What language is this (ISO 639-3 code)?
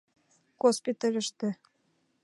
chm